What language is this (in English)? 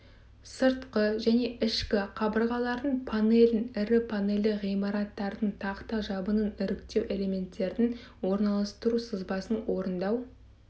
Kazakh